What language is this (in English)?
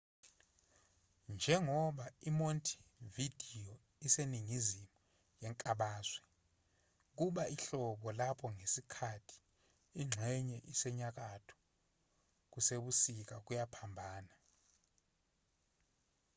Zulu